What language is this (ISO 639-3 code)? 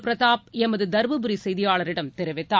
tam